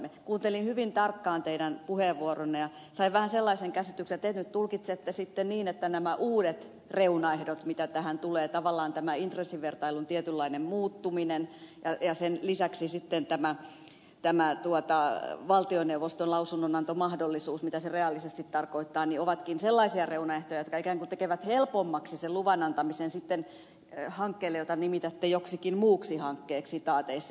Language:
Finnish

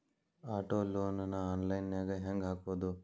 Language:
Kannada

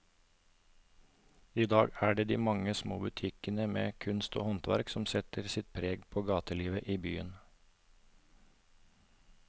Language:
Norwegian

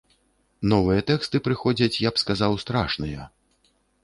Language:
Belarusian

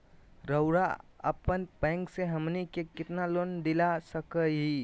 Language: Magahi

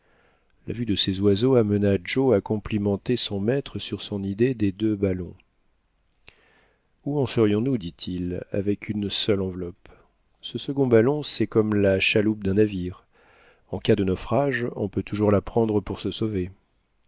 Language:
French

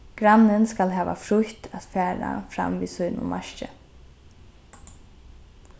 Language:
Faroese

